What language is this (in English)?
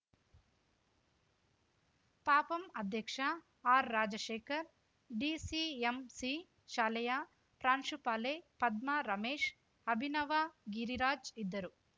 Kannada